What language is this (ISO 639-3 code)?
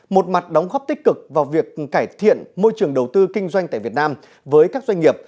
vie